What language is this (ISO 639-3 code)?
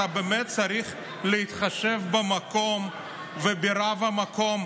heb